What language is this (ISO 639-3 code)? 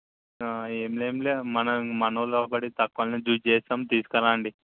tel